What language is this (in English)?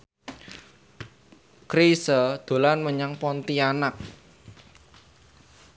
Javanese